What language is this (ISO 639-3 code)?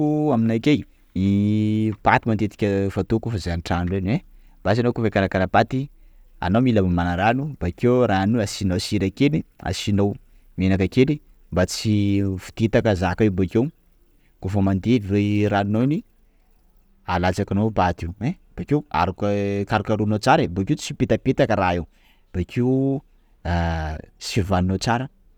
skg